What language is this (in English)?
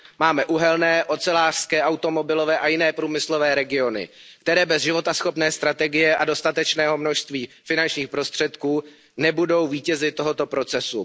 Czech